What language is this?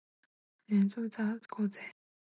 Chinese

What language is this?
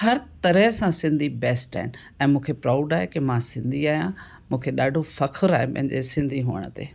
Sindhi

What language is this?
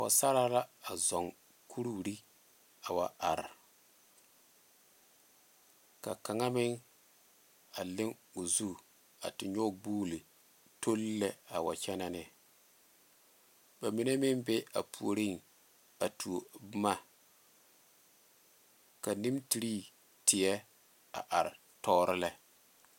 Southern Dagaare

